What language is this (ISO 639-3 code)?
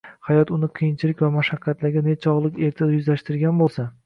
uzb